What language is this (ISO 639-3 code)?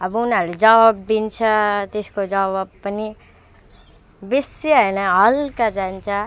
nep